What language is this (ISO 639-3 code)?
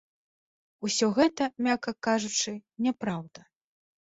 bel